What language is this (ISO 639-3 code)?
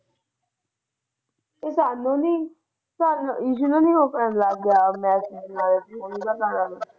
pan